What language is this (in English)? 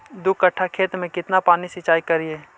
Magahi